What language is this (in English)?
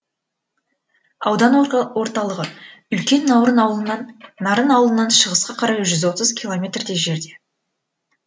Kazakh